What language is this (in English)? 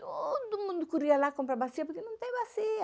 Portuguese